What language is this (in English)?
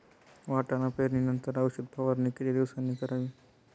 Marathi